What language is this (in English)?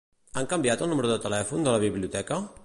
Catalan